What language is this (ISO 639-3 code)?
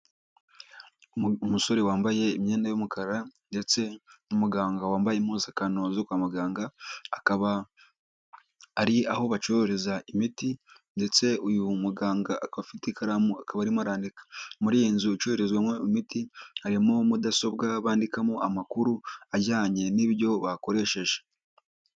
kin